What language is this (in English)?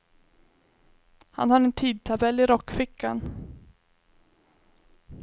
Swedish